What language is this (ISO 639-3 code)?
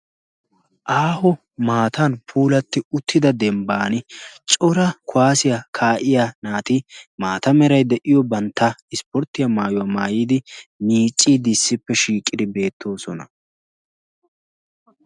wal